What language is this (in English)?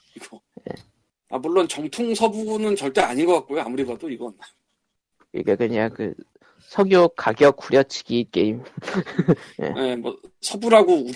Korean